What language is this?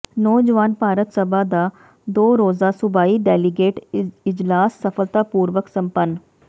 Punjabi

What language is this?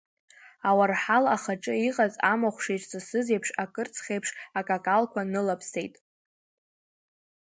Abkhazian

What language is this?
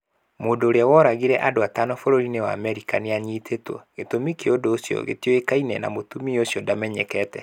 Kikuyu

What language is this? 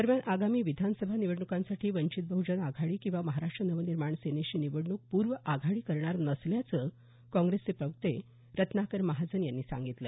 Marathi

